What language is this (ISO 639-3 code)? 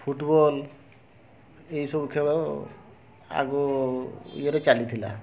ori